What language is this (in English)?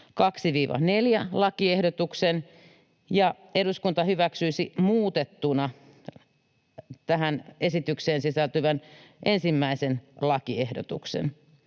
Finnish